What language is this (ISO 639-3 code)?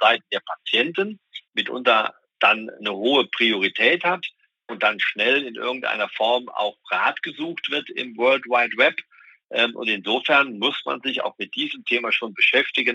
deu